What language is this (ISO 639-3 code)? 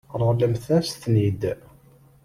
kab